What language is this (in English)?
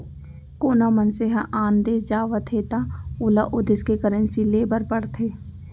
Chhattisgarhi